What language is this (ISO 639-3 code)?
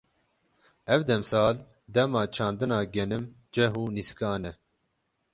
kur